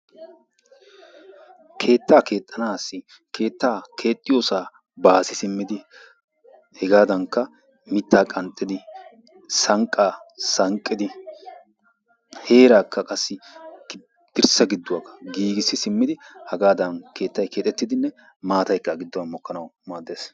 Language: Wolaytta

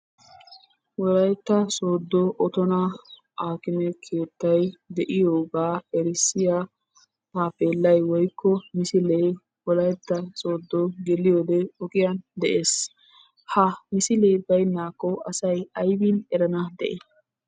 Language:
Wolaytta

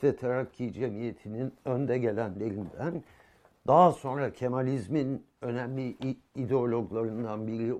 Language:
Turkish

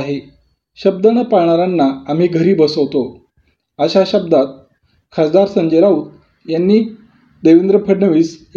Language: Marathi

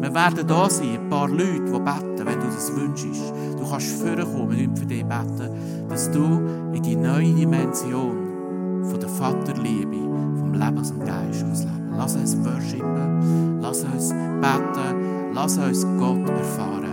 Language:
German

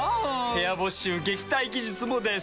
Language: Japanese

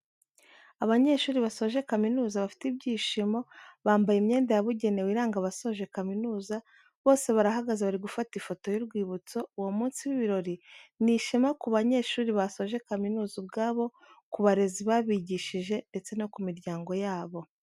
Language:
Kinyarwanda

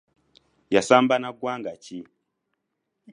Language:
Ganda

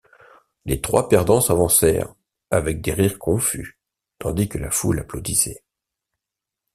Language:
French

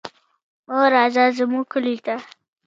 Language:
Pashto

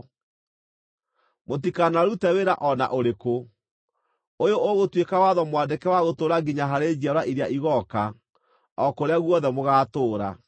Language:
Kikuyu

